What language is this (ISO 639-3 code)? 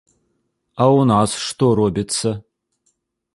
bel